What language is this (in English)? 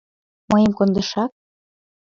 Mari